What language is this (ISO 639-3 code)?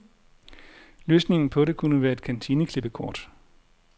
dan